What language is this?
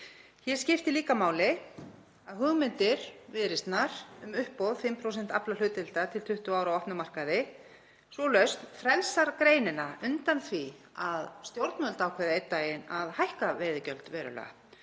Icelandic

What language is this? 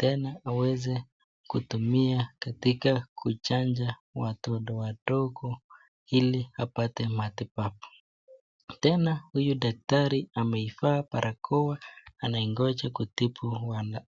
Swahili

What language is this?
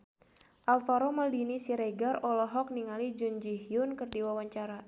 Sundanese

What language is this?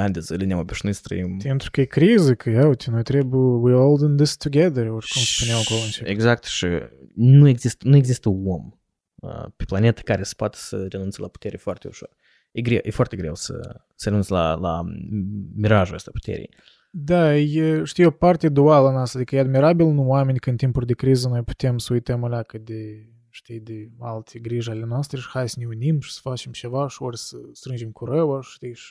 Romanian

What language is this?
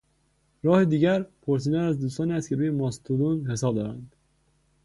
Persian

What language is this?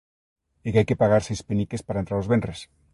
Galician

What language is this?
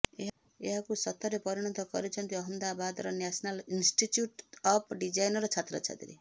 Odia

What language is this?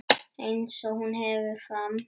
Icelandic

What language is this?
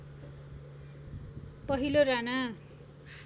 Nepali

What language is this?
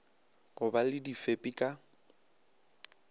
Northern Sotho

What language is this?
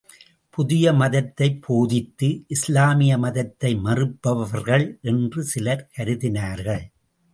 Tamil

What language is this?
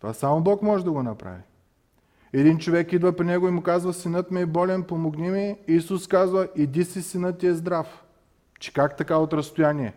Bulgarian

